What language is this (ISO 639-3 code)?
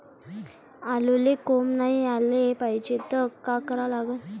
mar